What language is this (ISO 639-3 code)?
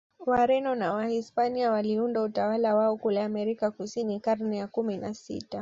swa